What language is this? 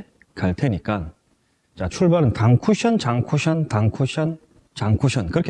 Korean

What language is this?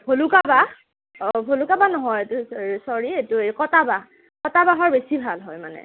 Assamese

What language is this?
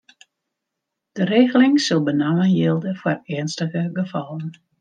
Western Frisian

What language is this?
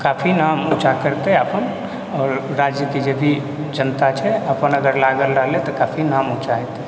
Maithili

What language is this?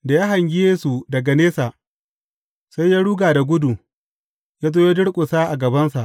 Hausa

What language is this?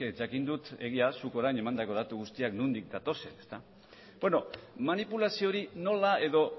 Basque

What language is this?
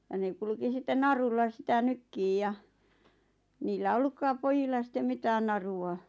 Finnish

